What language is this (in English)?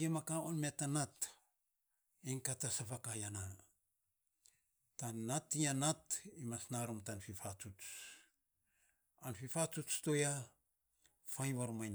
Saposa